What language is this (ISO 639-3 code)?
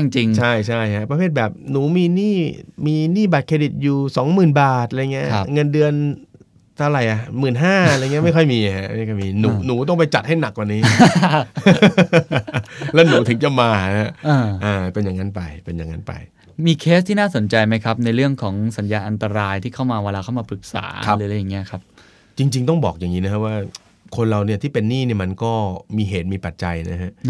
tha